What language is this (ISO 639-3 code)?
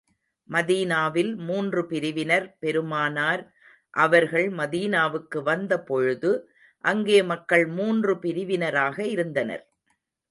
tam